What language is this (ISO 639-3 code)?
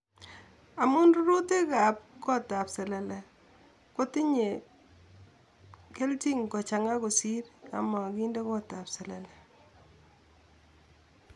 kln